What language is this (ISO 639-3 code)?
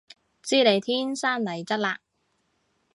yue